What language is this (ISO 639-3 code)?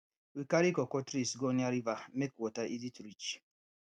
pcm